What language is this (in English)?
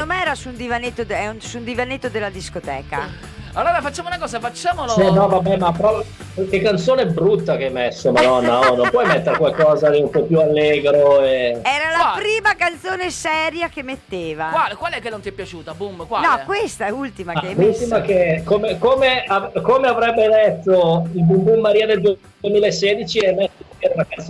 Italian